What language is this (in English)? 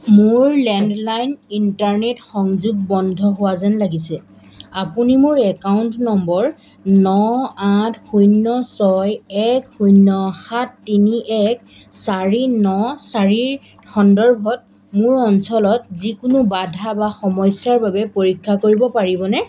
Assamese